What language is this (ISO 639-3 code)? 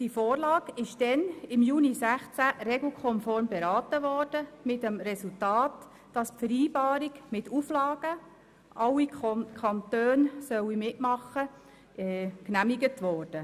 gsw